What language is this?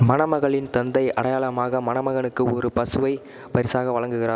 Tamil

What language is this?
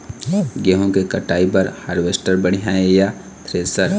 Chhattisgarhi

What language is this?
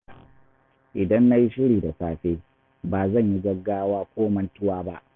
Hausa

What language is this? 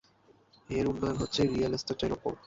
Bangla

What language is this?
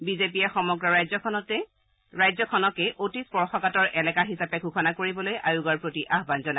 Assamese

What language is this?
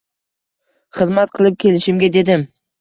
Uzbek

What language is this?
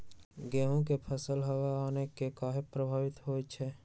Magahi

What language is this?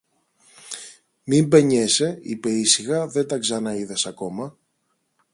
Greek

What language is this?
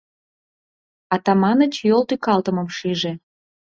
Mari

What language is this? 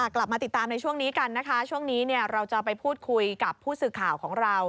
Thai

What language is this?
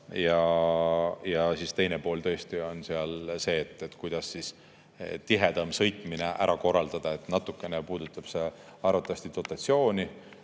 Estonian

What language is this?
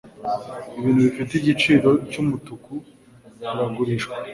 Kinyarwanda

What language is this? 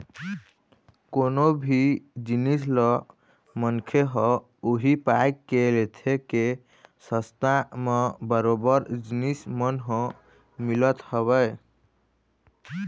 Chhattisgarhi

